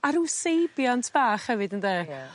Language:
Welsh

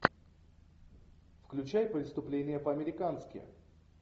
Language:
Russian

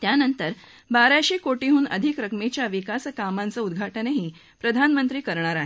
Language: Marathi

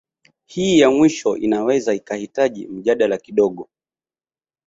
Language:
Swahili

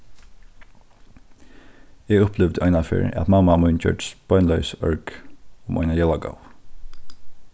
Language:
Faroese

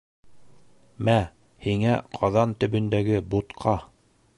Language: Bashkir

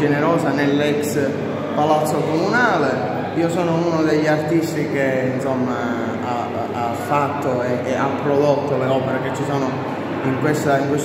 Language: Italian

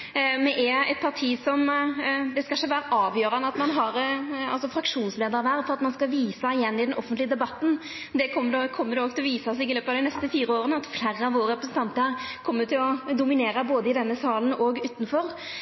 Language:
Norwegian Nynorsk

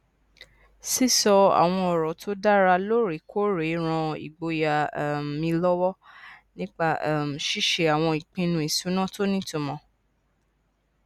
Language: Yoruba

